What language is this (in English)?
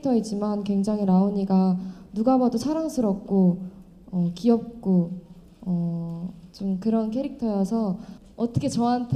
Korean